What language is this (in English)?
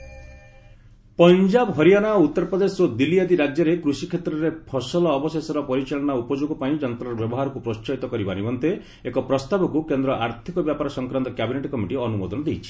Odia